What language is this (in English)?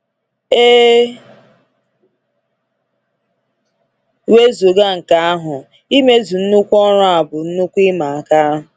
Igbo